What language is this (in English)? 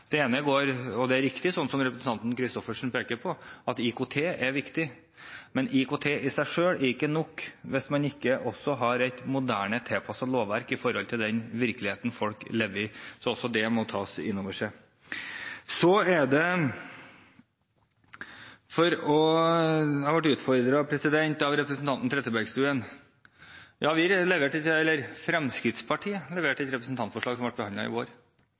Norwegian Bokmål